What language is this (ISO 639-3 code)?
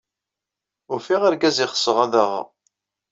kab